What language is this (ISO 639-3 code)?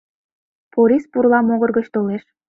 chm